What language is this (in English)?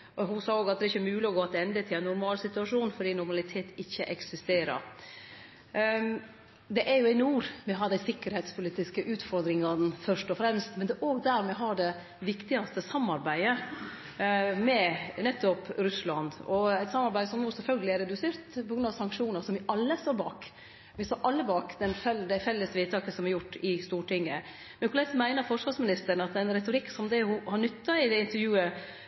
Norwegian Nynorsk